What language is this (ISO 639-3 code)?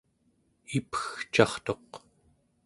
esu